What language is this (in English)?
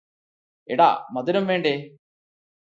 Malayalam